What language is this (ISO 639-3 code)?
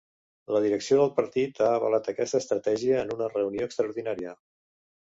cat